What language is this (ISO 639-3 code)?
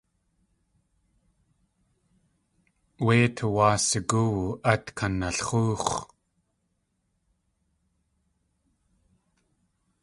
tli